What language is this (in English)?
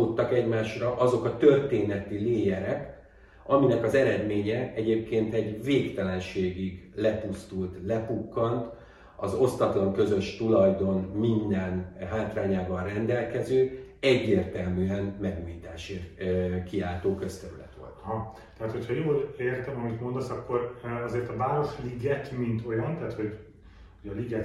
Hungarian